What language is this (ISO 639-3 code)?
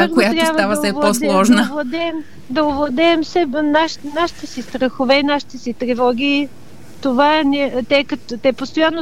bul